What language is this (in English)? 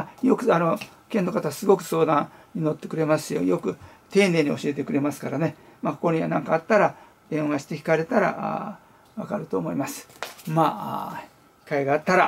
Japanese